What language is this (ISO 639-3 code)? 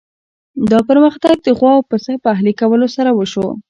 pus